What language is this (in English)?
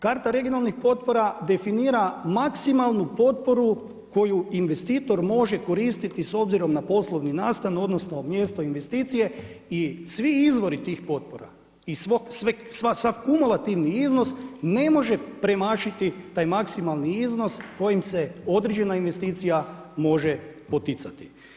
Croatian